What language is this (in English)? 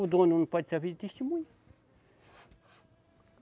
Portuguese